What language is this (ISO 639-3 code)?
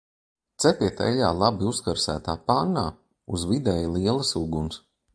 lav